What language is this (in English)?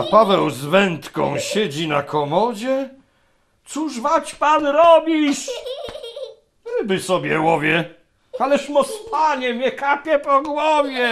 Polish